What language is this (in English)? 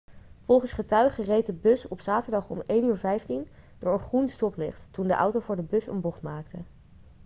Dutch